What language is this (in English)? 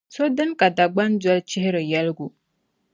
Dagbani